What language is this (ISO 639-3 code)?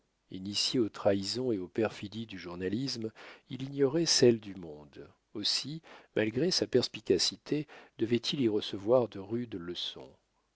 fra